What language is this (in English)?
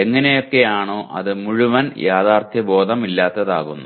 Malayalam